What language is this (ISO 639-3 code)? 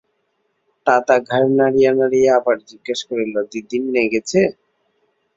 ben